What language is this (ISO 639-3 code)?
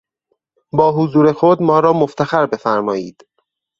fas